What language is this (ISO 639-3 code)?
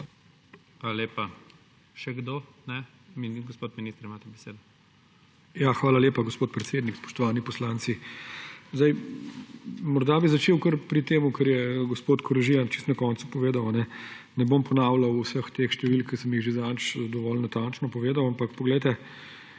slv